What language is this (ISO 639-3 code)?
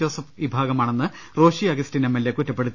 mal